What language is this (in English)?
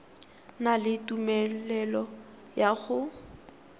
Tswana